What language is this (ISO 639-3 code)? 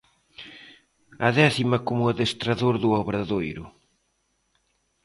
glg